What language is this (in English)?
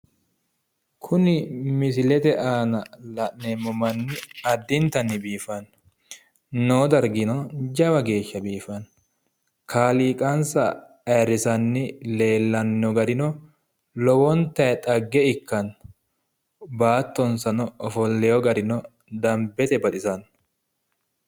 Sidamo